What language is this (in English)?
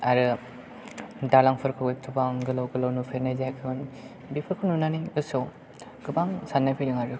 Bodo